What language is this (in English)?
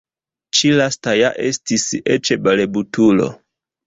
Esperanto